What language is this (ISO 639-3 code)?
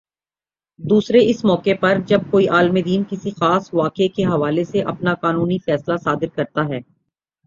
urd